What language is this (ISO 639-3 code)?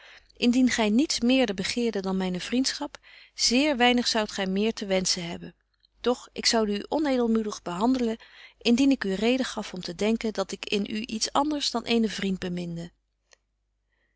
nld